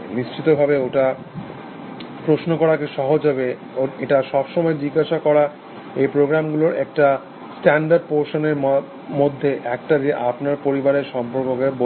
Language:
Bangla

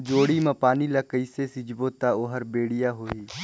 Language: Chhattisgarhi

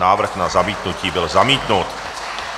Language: Czech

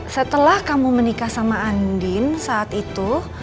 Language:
Indonesian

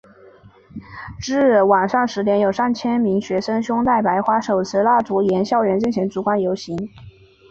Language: Chinese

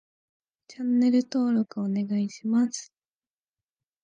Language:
Japanese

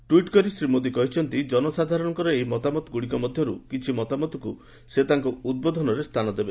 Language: Odia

